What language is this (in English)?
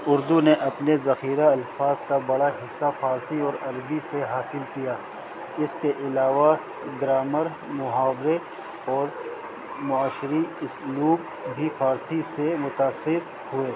Urdu